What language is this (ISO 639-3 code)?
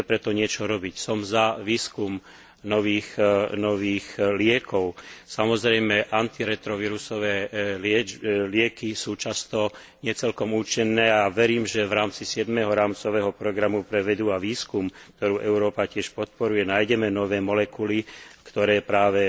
slk